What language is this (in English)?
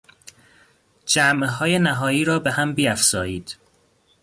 Persian